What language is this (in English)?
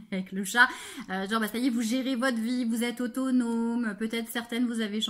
French